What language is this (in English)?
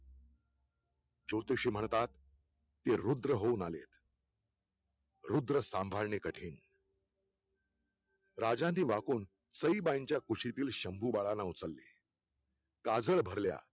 Marathi